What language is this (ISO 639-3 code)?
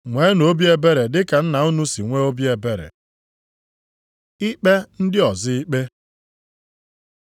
ibo